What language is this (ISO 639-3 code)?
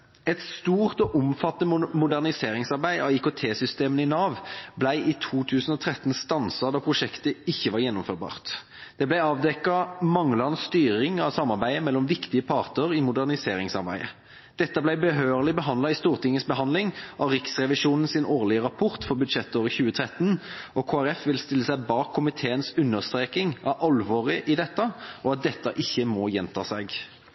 nob